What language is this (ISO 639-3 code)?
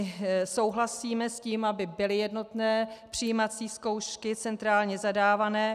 ces